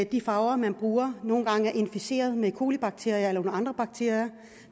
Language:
Danish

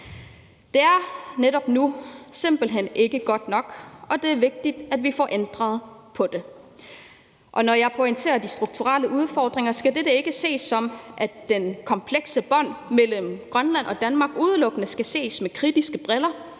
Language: Danish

